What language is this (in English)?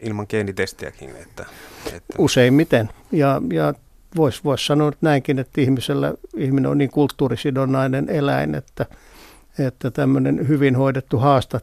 Finnish